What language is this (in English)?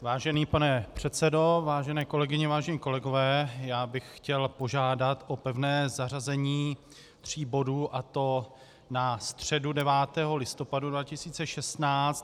Czech